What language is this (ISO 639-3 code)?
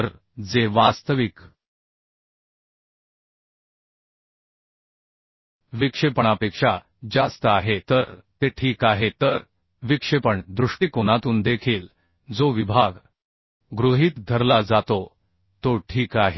mar